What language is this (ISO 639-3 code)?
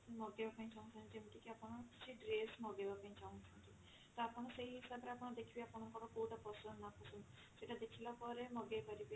ori